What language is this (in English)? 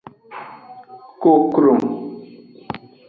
Aja (Benin)